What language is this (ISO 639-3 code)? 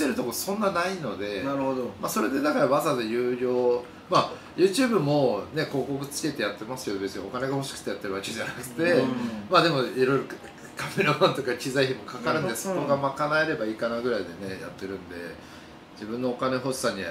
jpn